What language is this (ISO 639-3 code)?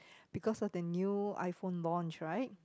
eng